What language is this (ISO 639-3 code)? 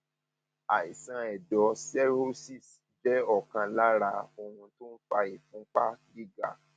yor